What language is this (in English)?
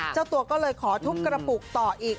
Thai